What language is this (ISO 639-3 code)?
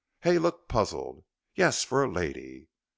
eng